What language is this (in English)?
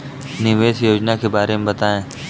Hindi